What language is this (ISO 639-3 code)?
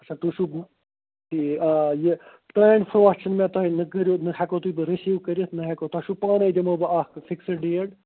kas